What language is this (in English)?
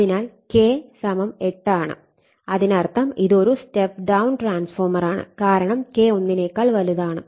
Malayalam